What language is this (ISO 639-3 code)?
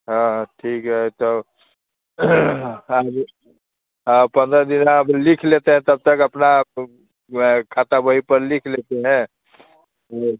hin